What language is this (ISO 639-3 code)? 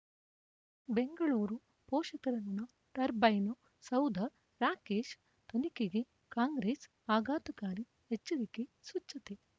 kan